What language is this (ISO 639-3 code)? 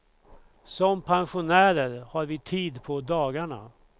swe